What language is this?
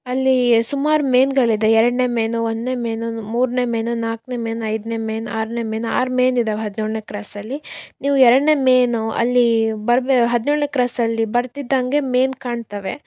Kannada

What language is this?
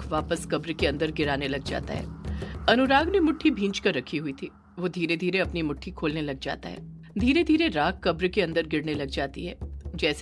Hindi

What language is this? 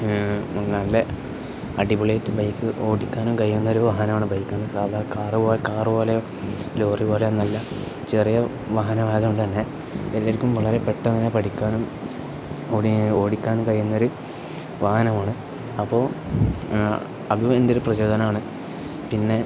Malayalam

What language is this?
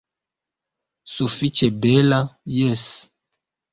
Esperanto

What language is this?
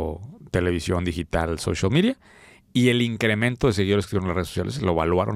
Spanish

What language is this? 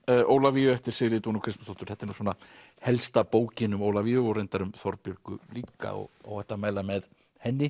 Icelandic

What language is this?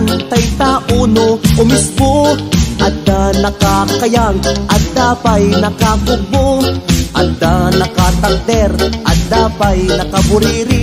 Indonesian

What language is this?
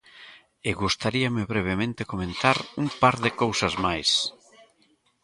Galician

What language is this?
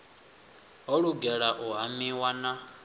Venda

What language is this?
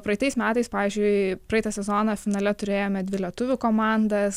Lithuanian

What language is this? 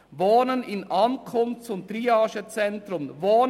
Swiss German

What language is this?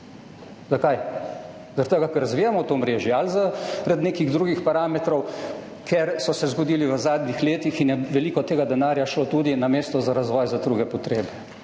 Slovenian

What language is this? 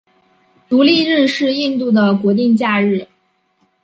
Chinese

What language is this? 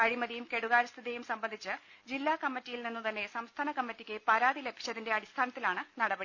Malayalam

